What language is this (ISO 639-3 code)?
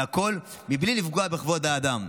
heb